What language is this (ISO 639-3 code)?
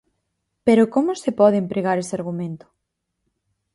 glg